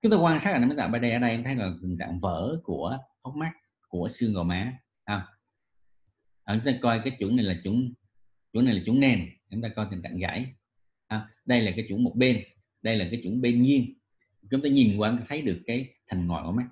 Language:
Vietnamese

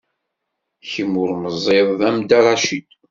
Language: Kabyle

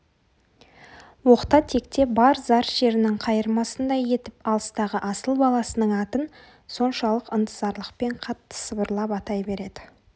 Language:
Kazakh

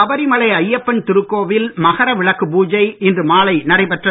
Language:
Tamil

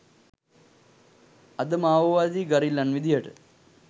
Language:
Sinhala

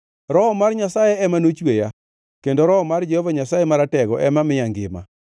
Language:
Luo (Kenya and Tanzania)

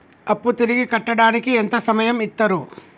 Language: Telugu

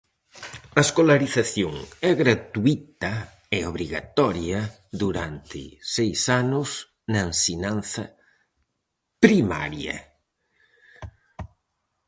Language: Galician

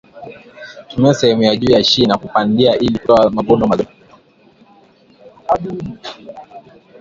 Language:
Swahili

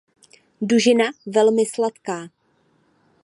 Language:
Czech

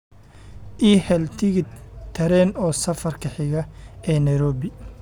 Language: Somali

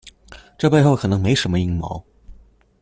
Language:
Chinese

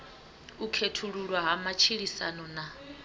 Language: Venda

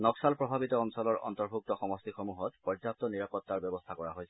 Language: Assamese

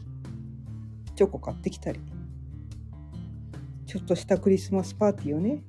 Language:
Japanese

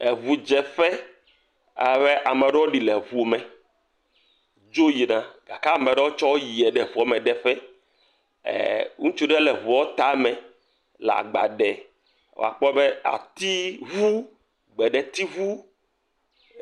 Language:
Ewe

